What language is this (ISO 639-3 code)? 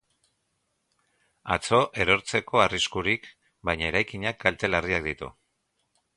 eus